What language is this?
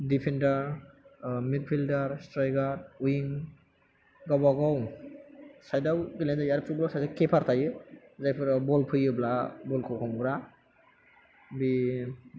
Bodo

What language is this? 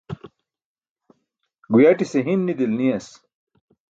Burushaski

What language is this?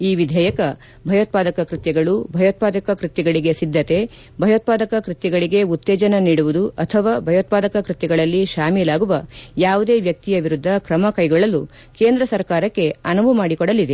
Kannada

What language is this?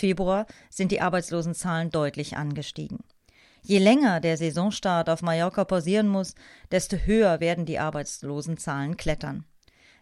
German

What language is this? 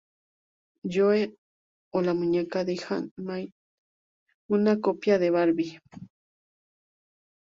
Spanish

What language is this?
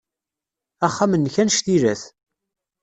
Kabyle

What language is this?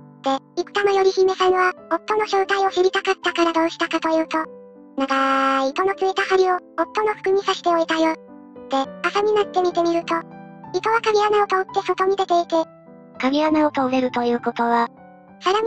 Japanese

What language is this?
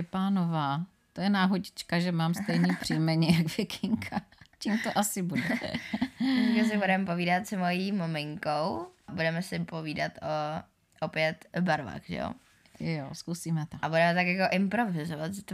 Czech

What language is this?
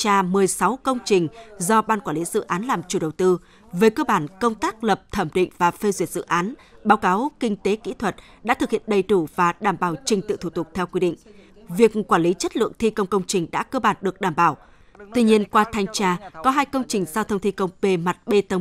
Vietnamese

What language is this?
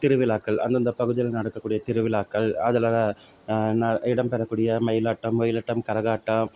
Tamil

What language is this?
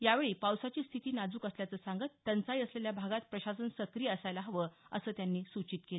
Marathi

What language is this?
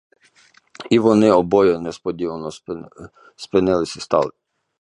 Ukrainian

